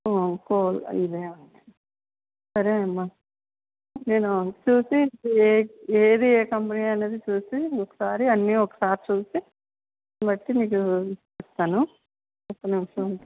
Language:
Telugu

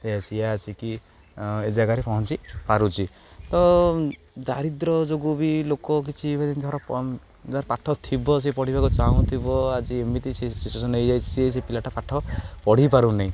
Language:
Odia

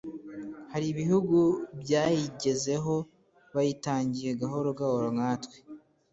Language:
Kinyarwanda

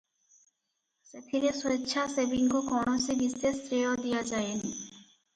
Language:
Odia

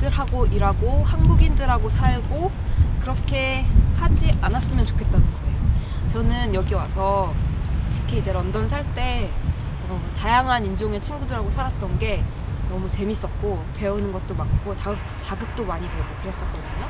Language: Korean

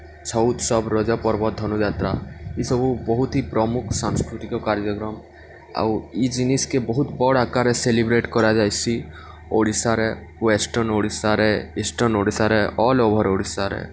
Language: Odia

